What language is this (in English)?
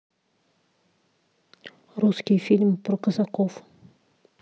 Russian